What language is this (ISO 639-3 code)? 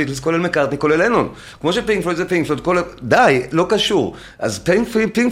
heb